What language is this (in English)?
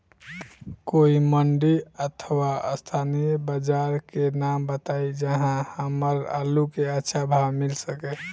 Bhojpuri